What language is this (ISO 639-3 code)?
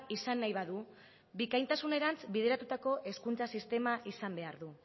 eus